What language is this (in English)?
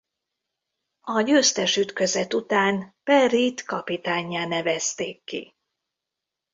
Hungarian